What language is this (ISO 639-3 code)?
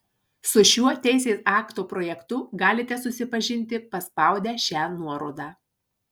lit